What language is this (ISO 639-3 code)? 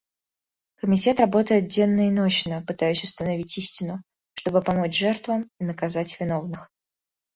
rus